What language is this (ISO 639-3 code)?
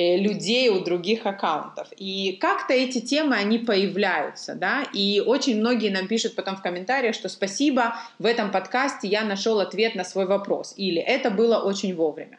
rus